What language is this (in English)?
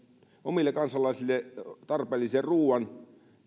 Finnish